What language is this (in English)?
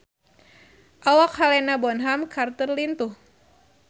Sundanese